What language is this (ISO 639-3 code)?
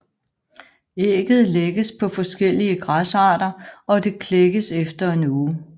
dan